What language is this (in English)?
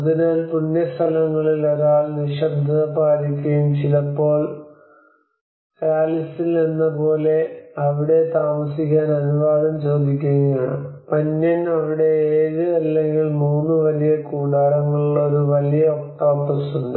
Malayalam